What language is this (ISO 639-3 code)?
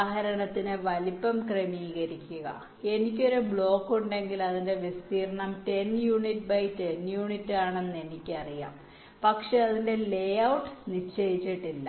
mal